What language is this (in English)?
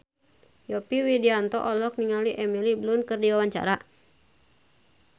Sundanese